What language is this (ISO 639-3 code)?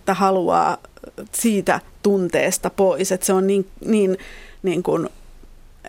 fin